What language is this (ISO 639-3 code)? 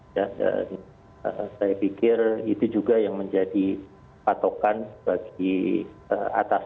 ind